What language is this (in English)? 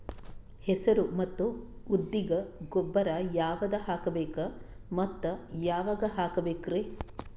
Kannada